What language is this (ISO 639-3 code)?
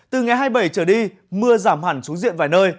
vie